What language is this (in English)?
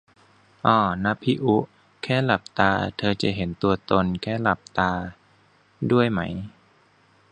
Thai